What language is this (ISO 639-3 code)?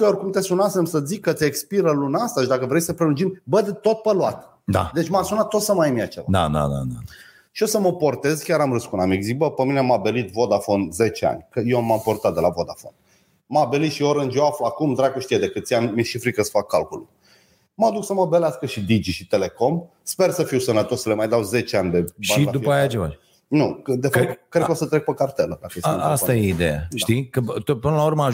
ron